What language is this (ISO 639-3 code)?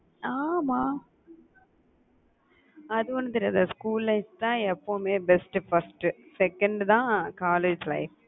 tam